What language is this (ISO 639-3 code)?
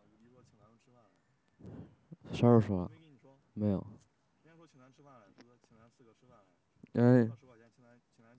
zho